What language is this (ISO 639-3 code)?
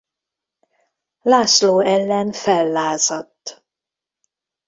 hun